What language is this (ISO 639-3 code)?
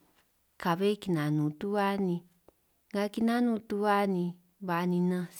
trq